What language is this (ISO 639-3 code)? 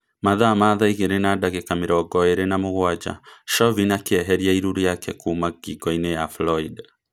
kik